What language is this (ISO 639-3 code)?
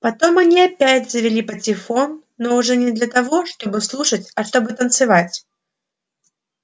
rus